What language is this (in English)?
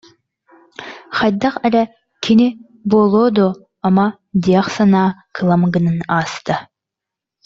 Yakut